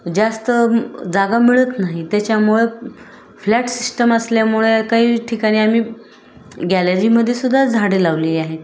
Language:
Marathi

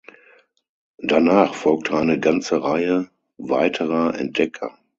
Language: German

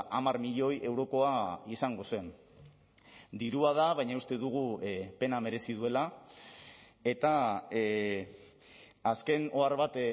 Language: Basque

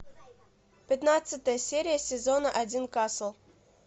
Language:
Russian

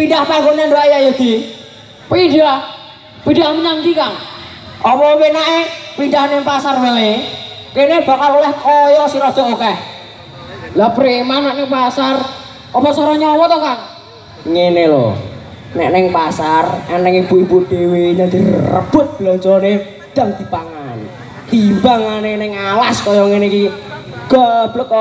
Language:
Indonesian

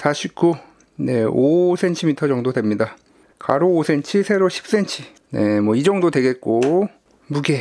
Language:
Korean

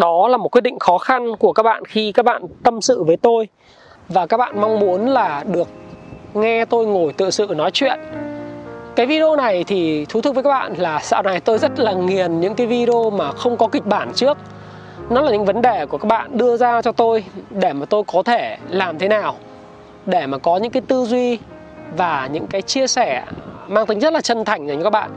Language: Vietnamese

